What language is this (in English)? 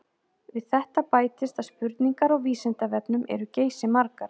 Icelandic